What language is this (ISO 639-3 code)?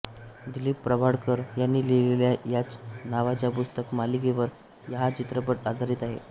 mar